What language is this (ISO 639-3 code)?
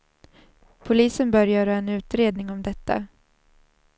swe